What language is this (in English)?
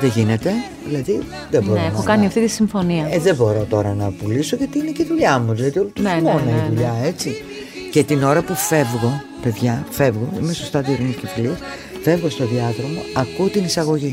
Greek